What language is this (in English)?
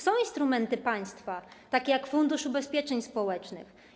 Polish